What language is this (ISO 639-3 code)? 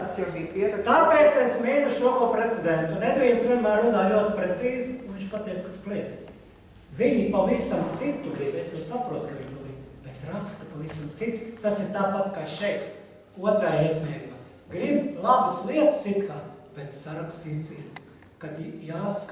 por